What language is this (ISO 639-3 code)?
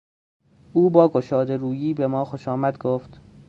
fas